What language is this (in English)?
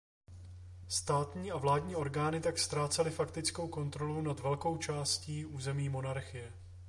Czech